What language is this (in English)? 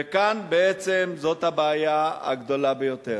Hebrew